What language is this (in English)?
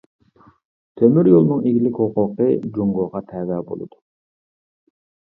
Uyghur